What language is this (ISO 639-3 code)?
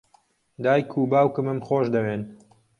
ckb